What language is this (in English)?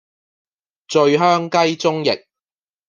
Cantonese